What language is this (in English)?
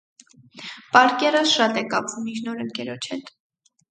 Armenian